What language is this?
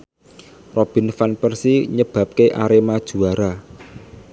Javanese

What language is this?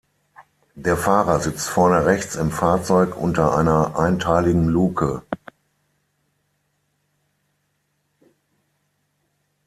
German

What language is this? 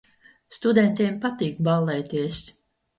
Latvian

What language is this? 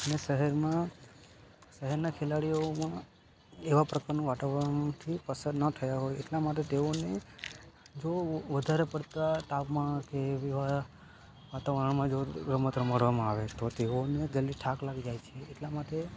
Gujarati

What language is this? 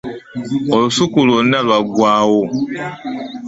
Ganda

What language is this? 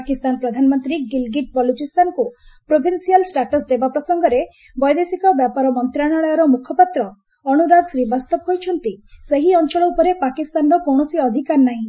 Odia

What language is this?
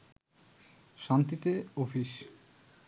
Bangla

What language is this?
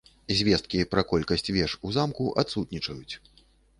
Belarusian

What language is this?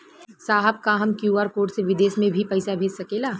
Bhojpuri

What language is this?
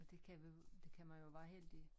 Danish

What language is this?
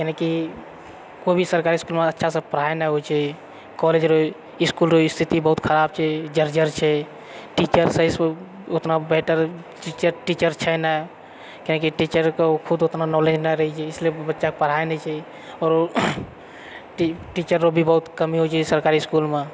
Maithili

